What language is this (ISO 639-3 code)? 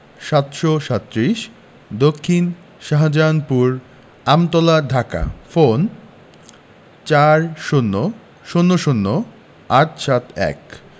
ben